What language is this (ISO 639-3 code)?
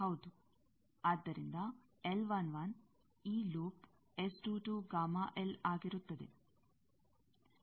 kan